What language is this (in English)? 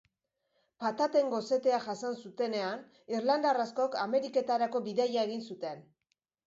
Basque